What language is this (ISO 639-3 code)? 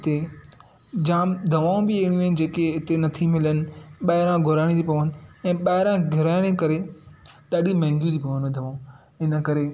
snd